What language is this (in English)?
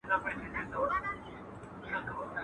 Pashto